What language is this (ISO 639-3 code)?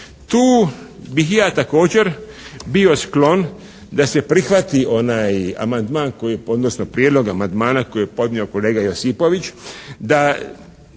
hrv